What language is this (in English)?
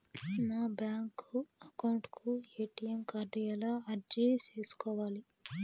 Telugu